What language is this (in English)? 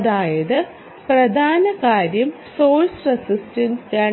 Malayalam